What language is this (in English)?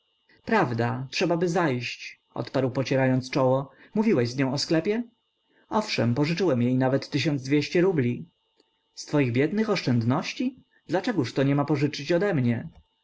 Polish